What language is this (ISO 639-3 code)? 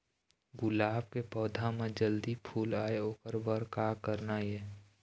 hne